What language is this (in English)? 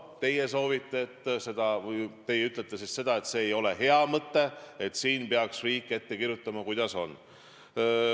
Estonian